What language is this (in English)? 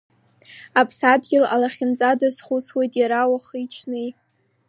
Abkhazian